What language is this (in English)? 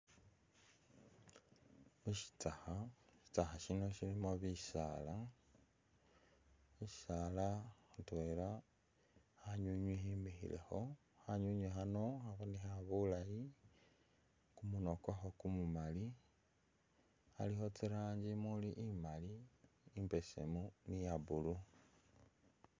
Masaaba